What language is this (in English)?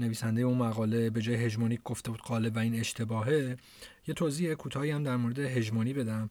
Persian